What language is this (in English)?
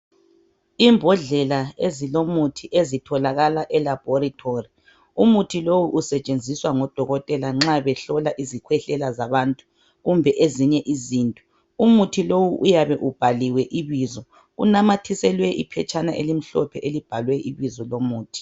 North Ndebele